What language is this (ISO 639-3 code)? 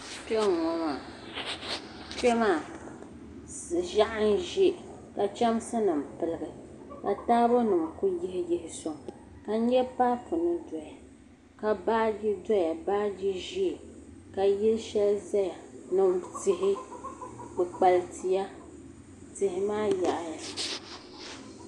dag